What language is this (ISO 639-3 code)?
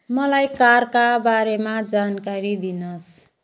nep